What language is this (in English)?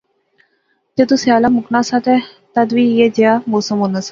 Pahari-Potwari